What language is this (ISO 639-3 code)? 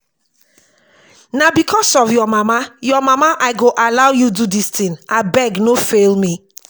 pcm